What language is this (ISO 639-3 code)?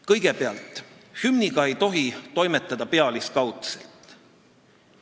est